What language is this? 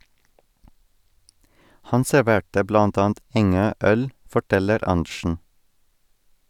Norwegian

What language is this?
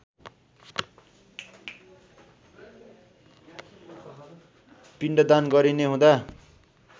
Nepali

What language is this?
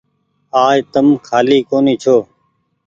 Goaria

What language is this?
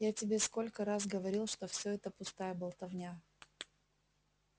Russian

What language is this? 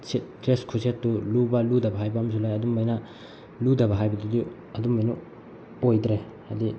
Manipuri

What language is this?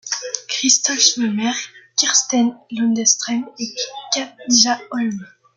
French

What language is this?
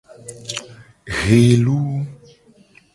Gen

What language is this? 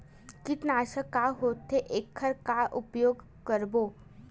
Chhattisgarhi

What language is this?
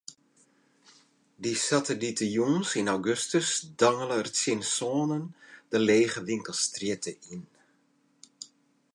Western Frisian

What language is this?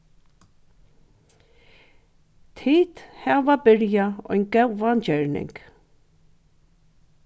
Faroese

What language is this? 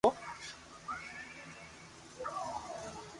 Loarki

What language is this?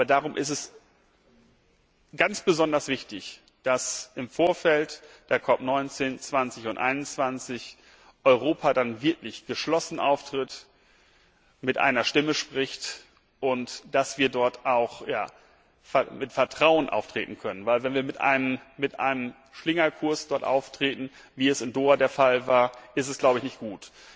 German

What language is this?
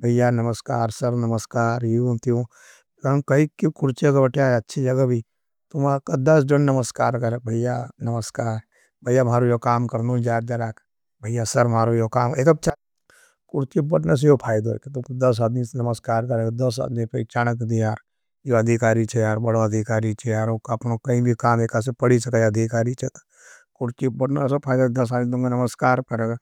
Nimadi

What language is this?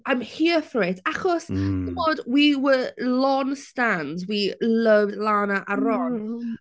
Welsh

